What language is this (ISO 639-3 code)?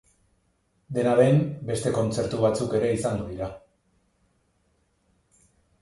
eus